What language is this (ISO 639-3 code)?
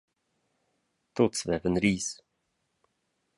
roh